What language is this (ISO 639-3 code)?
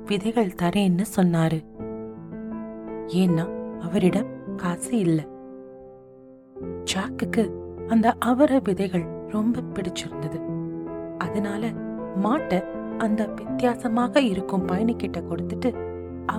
tam